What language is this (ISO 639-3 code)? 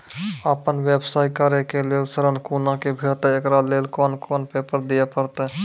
mai